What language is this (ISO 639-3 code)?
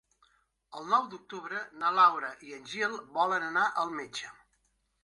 cat